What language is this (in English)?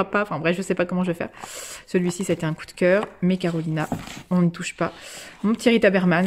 French